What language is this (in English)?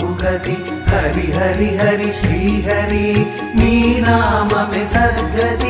Arabic